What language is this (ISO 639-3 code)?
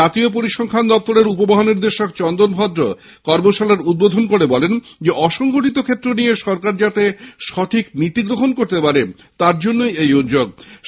ben